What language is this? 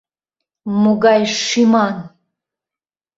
Mari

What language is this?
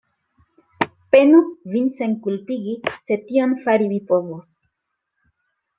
Esperanto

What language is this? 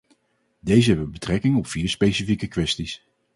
Dutch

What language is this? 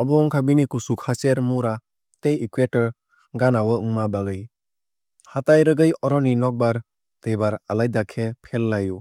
Kok Borok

